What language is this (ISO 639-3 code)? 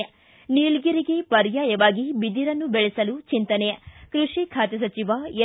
kan